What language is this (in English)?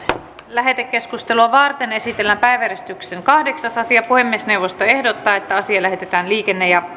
Finnish